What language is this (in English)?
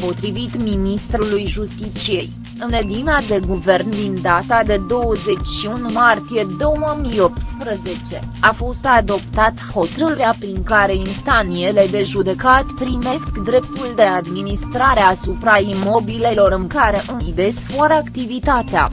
Romanian